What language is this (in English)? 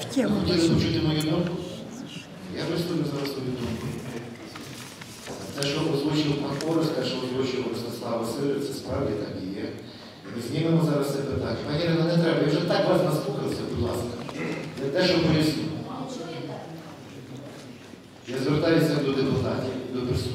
Ukrainian